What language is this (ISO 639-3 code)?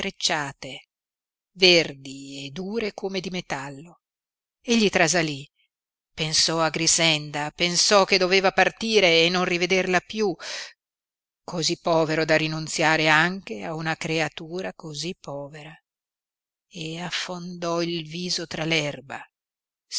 ita